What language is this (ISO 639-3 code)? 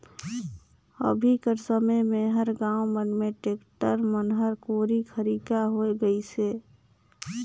hne